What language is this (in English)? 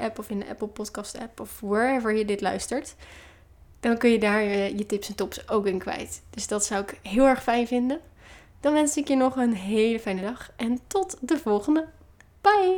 Dutch